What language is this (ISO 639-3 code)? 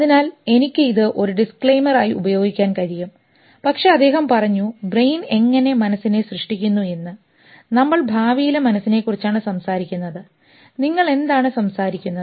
mal